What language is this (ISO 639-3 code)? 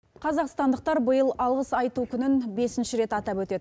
kaz